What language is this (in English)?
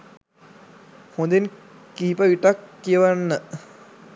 Sinhala